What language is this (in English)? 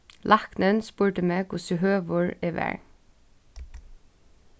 Faroese